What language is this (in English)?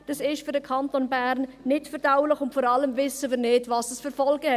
Swiss German